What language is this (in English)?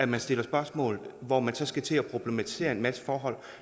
Danish